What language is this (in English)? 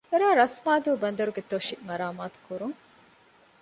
Divehi